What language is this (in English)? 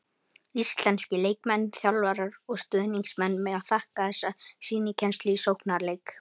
Icelandic